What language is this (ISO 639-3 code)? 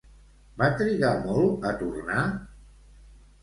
cat